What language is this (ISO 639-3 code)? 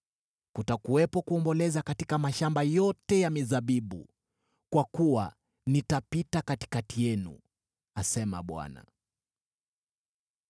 swa